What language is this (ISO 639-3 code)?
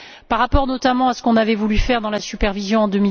fra